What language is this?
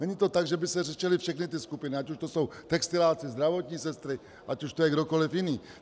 Czech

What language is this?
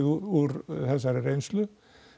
Icelandic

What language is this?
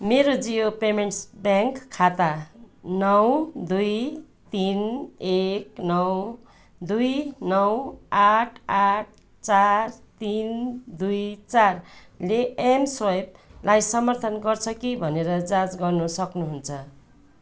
Nepali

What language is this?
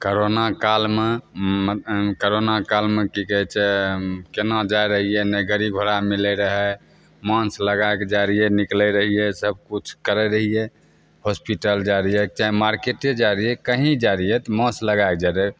Maithili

